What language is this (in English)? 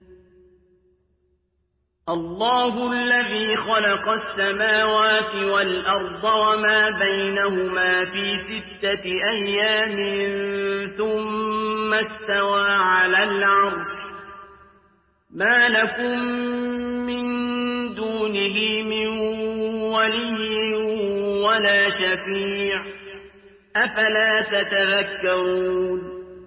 Arabic